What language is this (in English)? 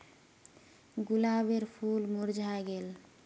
Magahi